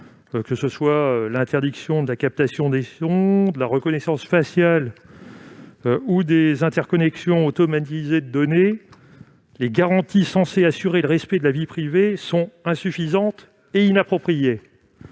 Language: French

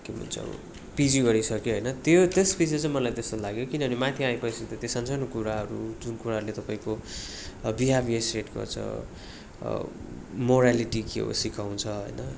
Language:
Nepali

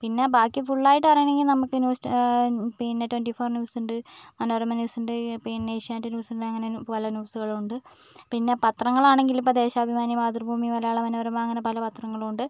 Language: Malayalam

